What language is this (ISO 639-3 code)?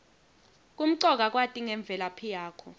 ssw